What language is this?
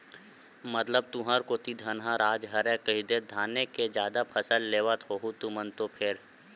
Chhattisgarhi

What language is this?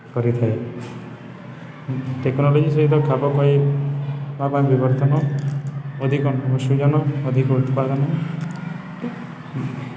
Odia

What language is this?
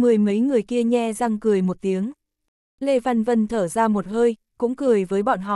Vietnamese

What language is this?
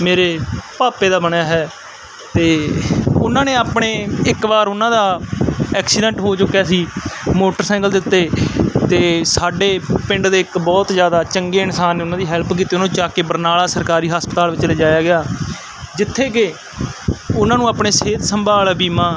Punjabi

